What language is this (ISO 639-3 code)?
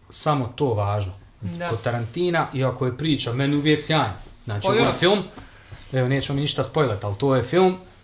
hrv